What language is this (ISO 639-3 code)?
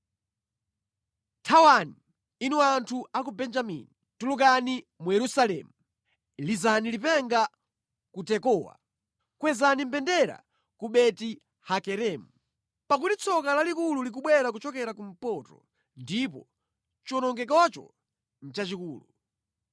nya